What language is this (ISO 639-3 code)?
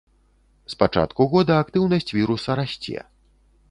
bel